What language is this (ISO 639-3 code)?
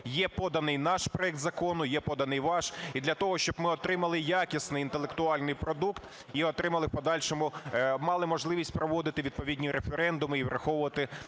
ukr